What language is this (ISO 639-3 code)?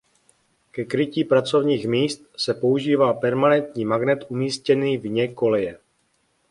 ces